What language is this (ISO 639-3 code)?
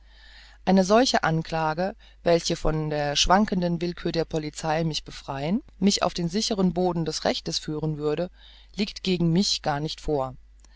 deu